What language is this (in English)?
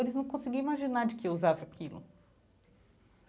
Portuguese